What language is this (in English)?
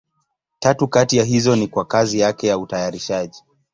Swahili